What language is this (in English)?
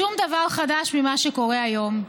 Hebrew